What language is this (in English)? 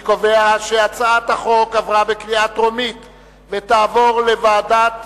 Hebrew